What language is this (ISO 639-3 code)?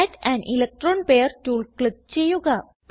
mal